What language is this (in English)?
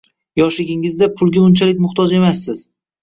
Uzbek